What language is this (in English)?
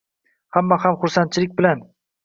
Uzbek